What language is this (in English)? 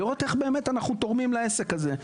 Hebrew